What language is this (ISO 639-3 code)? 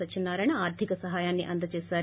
tel